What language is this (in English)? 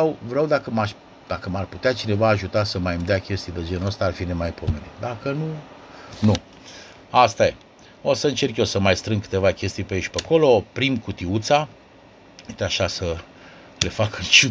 Romanian